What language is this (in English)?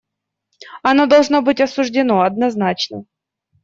Russian